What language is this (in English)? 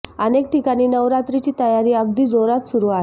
Marathi